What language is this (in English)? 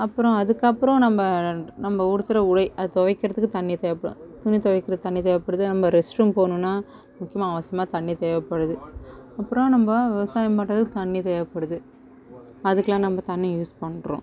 Tamil